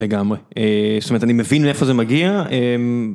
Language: Hebrew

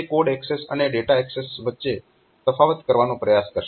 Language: Gujarati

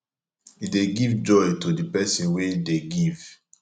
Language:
Nigerian Pidgin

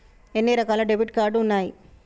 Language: Telugu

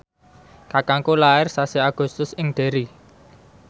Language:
Javanese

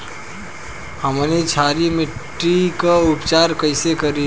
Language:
Bhojpuri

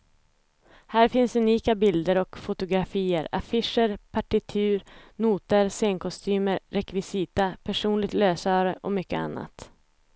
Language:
Swedish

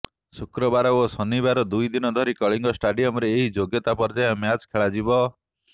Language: Odia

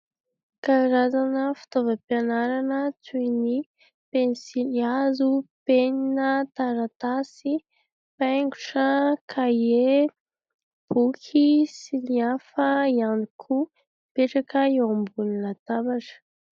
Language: Malagasy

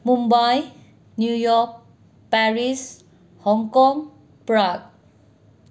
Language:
Manipuri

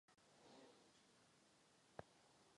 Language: Czech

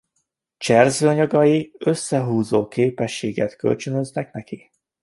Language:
Hungarian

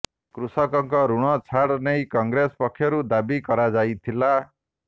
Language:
Odia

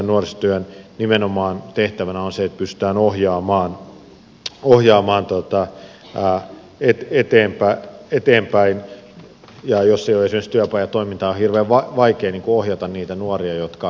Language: Finnish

